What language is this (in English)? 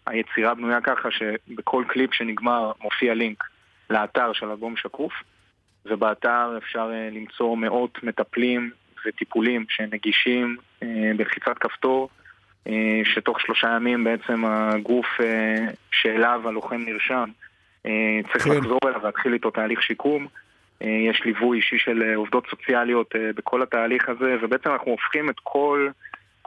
Hebrew